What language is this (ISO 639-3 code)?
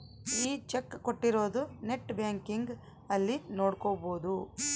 kan